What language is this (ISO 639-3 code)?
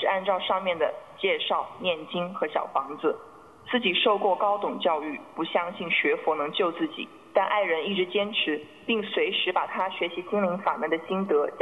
zho